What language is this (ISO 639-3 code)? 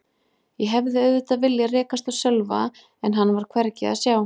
isl